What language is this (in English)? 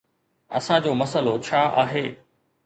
Sindhi